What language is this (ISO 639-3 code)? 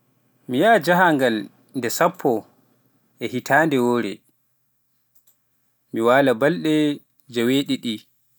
fuf